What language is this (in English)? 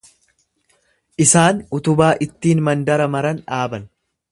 Oromo